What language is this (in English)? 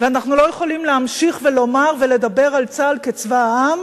Hebrew